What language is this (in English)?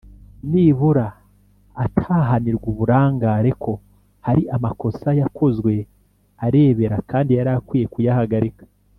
Kinyarwanda